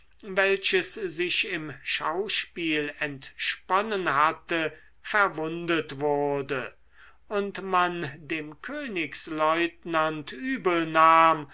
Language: German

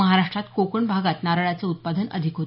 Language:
Marathi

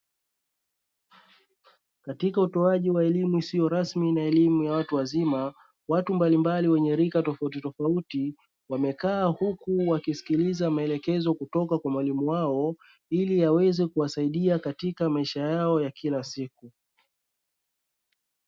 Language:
Swahili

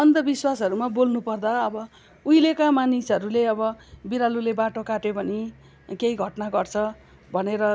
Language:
Nepali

